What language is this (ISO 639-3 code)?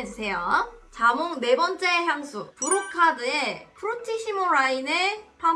kor